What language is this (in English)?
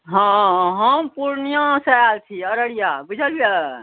Maithili